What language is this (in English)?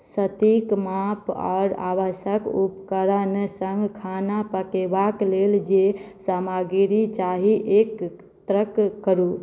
Maithili